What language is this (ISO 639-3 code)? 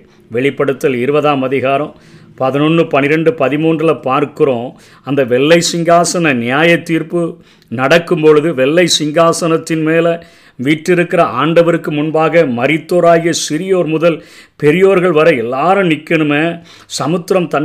tam